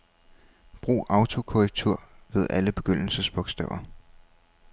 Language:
Danish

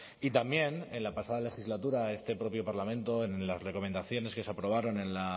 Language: Spanish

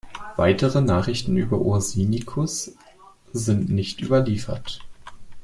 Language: German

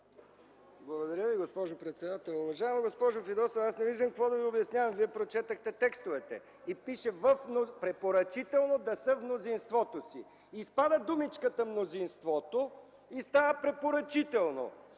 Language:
Bulgarian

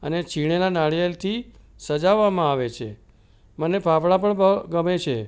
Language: Gujarati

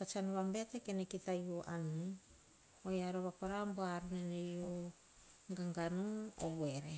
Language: Hahon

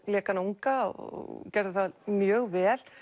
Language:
Icelandic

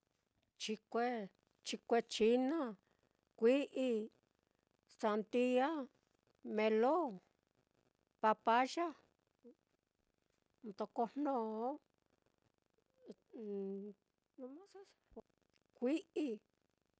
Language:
Mitlatongo Mixtec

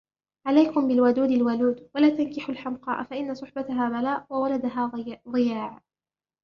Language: Arabic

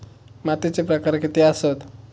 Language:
Marathi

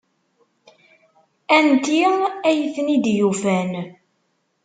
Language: Kabyle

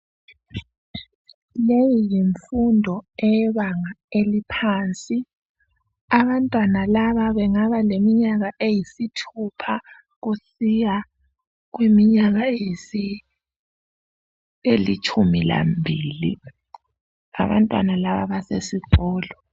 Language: North Ndebele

